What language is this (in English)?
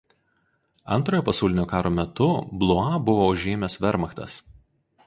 Lithuanian